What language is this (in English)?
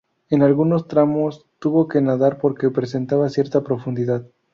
Spanish